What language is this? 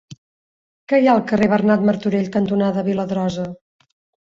Catalan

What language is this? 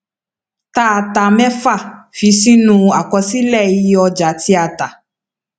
Yoruba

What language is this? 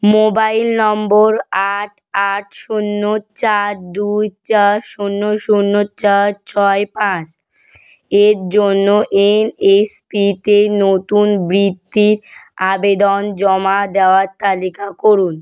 Bangla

